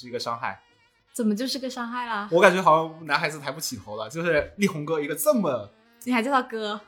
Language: Chinese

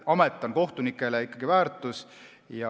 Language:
Estonian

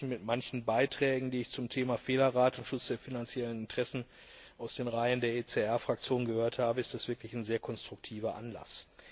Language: German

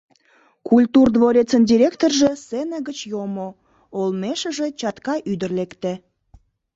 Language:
Mari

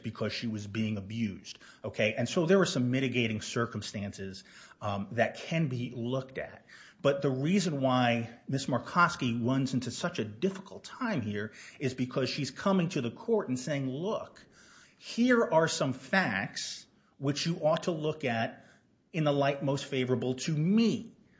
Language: English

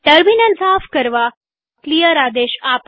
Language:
Gujarati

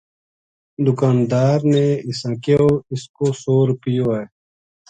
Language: Gujari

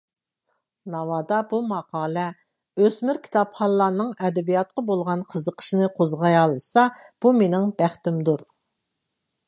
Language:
Uyghur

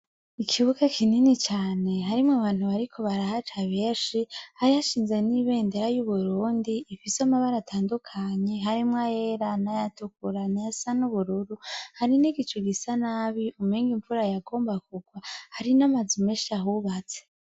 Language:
Rundi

